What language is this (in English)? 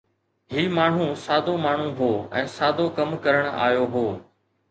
Sindhi